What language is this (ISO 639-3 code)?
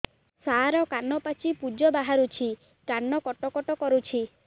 ori